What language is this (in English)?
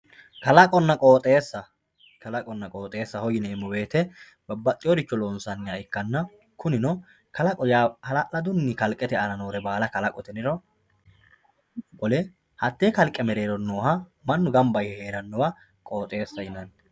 Sidamo